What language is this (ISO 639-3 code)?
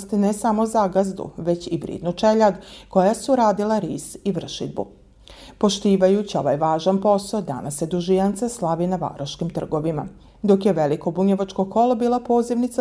hrv